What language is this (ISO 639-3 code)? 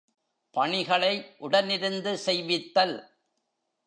tam